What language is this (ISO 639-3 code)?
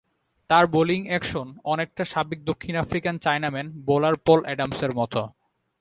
ben